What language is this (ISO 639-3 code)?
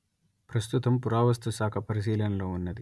tel